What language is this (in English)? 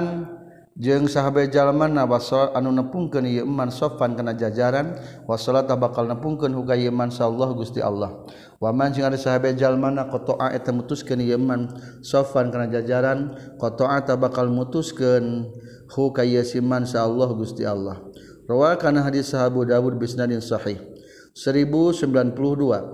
Malay